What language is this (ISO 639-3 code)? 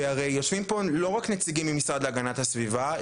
heb